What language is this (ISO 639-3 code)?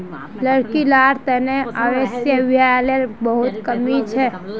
mag